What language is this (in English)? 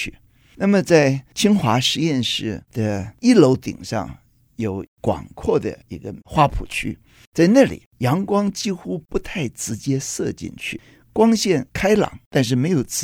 Chinese